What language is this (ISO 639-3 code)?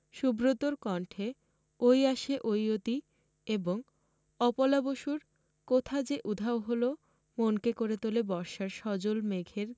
ben